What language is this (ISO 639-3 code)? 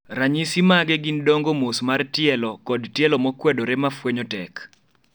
luo